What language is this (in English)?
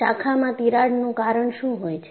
Gujarati